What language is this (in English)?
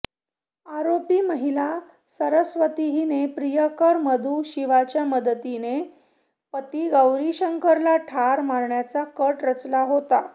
Marathi